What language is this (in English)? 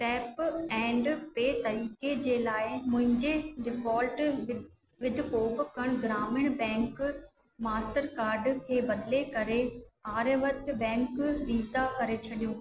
Sindhi